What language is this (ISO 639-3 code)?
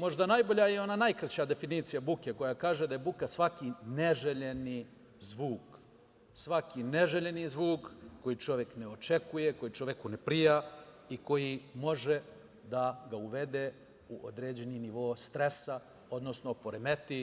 srp